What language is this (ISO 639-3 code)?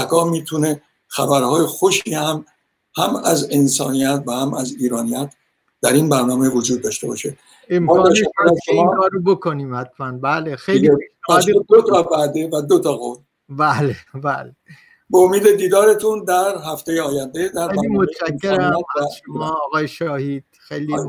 fas